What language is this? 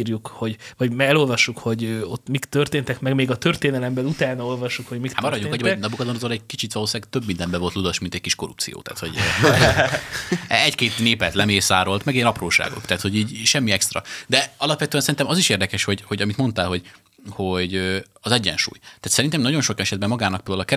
Hungarian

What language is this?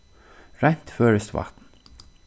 Faroese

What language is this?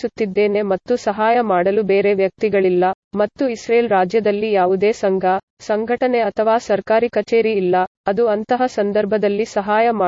Kannada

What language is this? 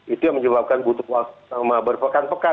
Indonesian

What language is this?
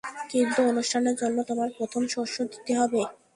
Bangla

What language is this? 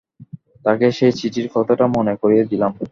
Bangla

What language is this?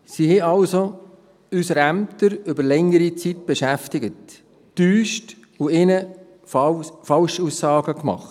Swiss German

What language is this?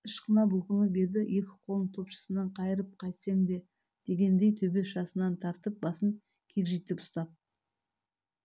Kazakh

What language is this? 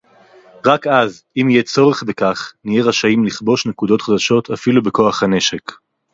Hebrew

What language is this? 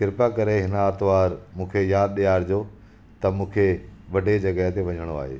Sindhi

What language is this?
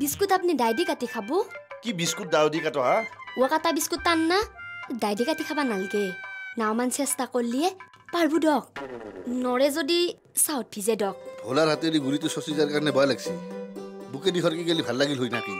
Indonesian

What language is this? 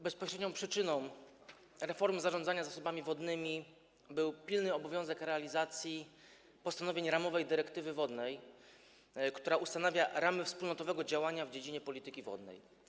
Polish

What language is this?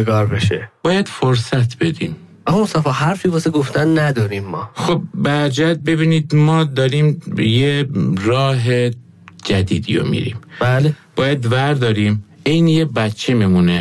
Persian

